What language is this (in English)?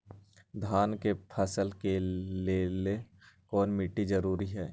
Magahi